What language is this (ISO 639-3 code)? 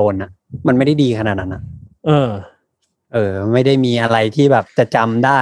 tha